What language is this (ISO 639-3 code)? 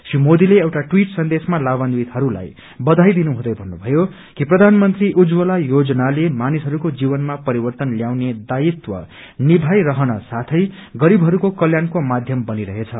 nep